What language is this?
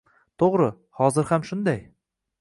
Uzbek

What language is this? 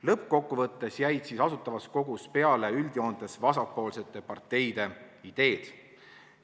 Estonian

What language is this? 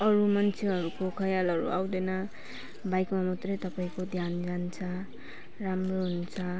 Nepali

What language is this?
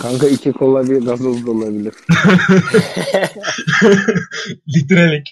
Turkish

